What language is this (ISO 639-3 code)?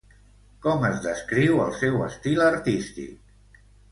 cat